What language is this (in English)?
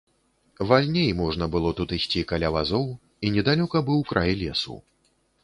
Belarusian